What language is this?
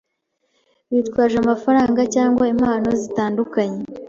Kinyarwanda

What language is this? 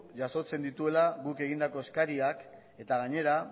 Basque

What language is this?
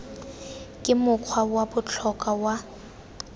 Tswana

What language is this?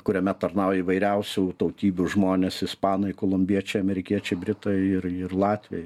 Lithuanian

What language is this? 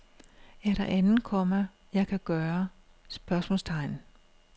Danish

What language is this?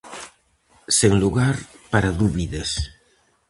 Galician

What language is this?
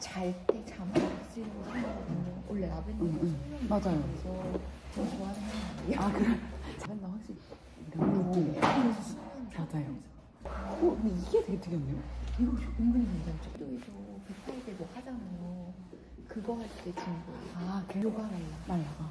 Korean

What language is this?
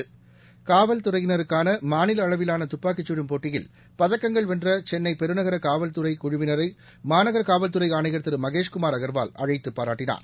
Tamil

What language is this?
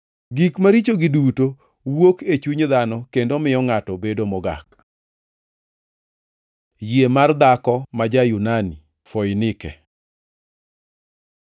Luo (Kenya and Tanzania)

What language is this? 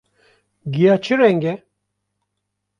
Kurdish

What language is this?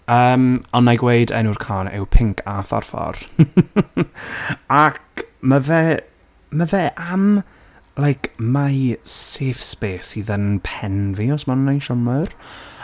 Welsh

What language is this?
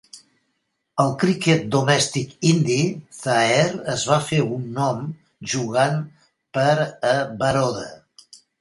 Catalan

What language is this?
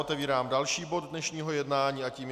Czech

